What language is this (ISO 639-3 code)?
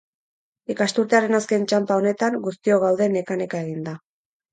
eus